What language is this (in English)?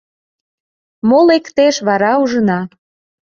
Mari